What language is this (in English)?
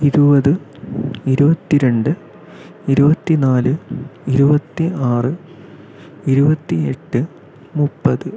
Malayalam